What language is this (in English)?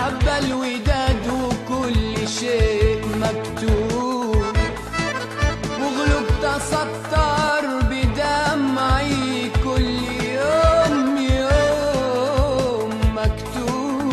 Arabic